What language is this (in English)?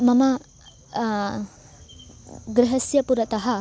Sanskrit